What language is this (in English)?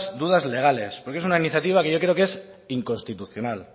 Spanish